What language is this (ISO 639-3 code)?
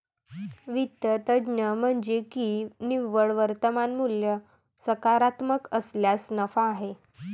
mar